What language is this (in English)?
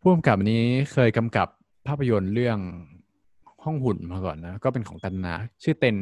Thai